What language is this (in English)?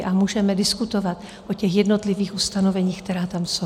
Czech